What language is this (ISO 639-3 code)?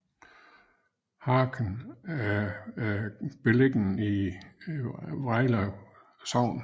dan